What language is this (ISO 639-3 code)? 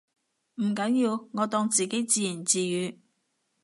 yue